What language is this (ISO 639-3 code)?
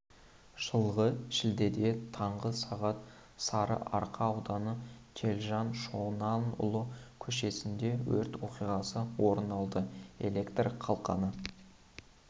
kaz